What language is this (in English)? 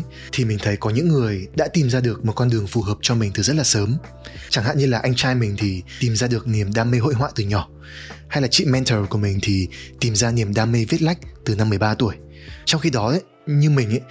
Vietnamese